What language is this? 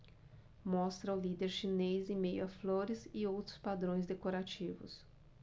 Portuguese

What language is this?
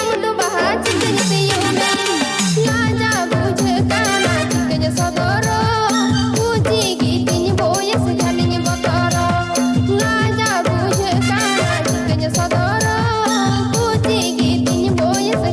Indonesian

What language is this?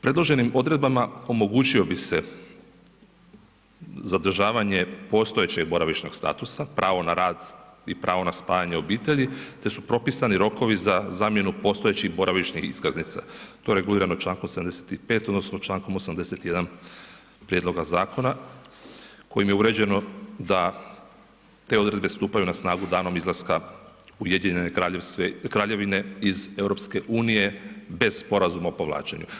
Croatian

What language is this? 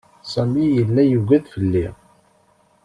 Kabyle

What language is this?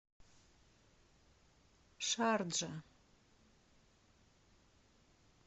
Russian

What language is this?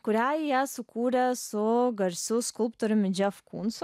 Lithuanian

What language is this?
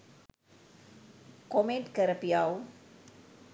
Sinhala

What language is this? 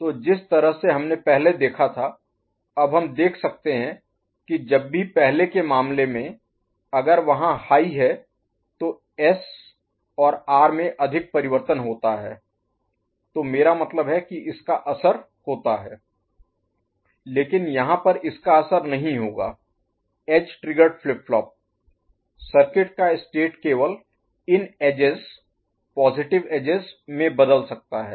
Hindi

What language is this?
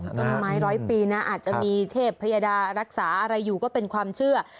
Thai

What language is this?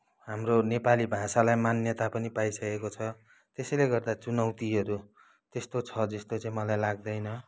Nepali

